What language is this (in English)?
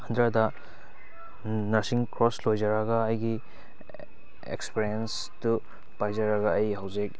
Manipuri